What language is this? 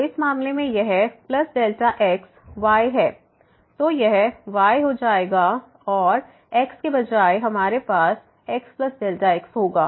Hindi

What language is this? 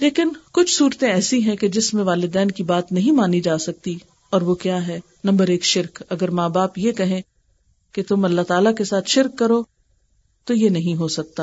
Urdu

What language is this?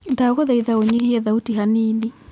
Kikuyu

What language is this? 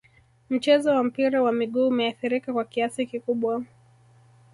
Swahili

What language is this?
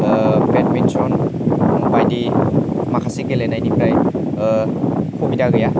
Bodo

